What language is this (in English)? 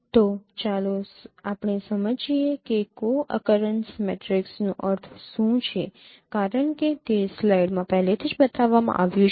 Gujarati